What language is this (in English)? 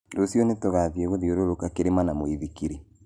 Kikuyu